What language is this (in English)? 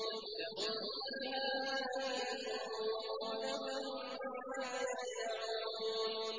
Arabic